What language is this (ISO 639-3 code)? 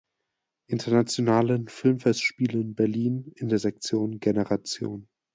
deu